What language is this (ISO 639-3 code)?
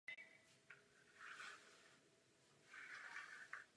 ces